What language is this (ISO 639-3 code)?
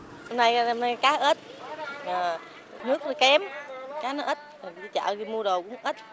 vie